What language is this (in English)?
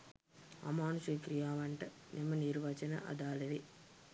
Sinhala